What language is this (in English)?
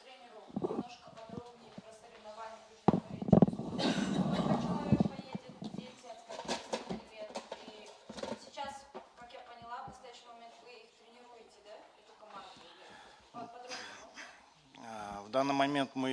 Russian